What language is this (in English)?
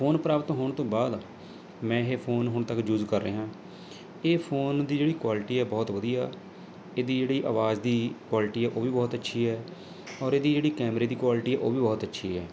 Punjabi